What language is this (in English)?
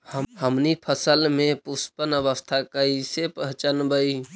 Magahi